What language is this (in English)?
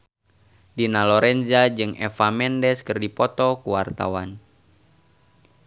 Sundanese